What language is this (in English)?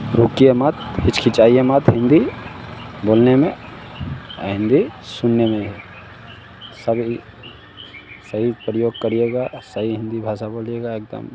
Hindi